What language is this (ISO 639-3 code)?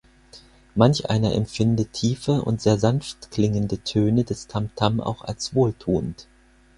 deu